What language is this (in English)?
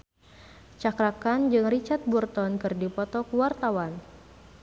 Sundanese